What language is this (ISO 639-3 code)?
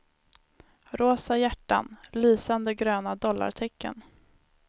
swe